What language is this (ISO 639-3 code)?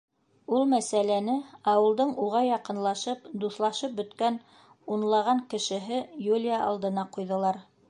bak